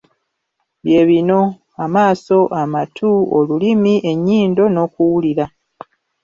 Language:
Ganda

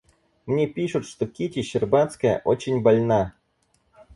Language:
Russian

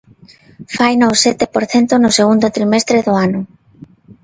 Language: Galician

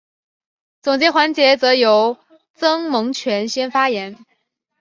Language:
Chinese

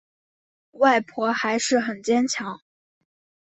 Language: Chinese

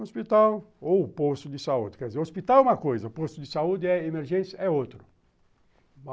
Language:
Portuguese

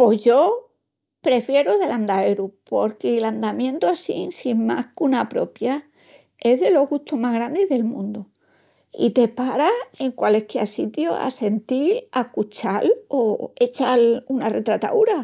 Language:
Extremaduran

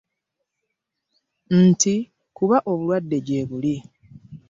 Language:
Ganda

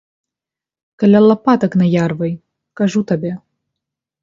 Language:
Belarusian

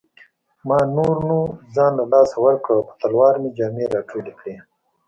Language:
Pashto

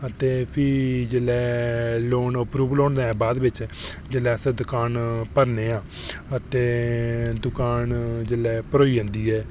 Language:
Dogri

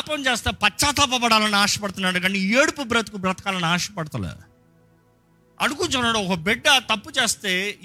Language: Telugu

